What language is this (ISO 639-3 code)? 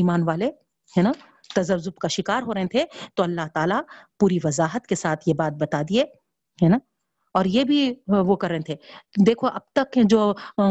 urd